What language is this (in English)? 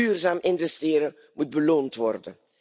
Dutch